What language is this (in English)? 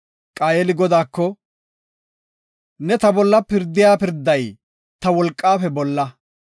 Gofa